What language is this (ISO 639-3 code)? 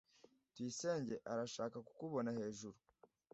kin